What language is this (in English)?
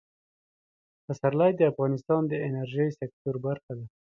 Pashto